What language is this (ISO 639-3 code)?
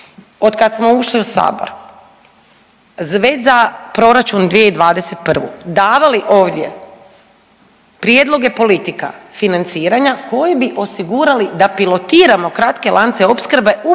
hrv